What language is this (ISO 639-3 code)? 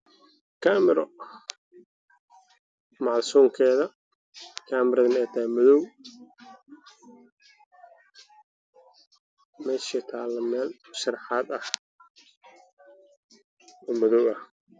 som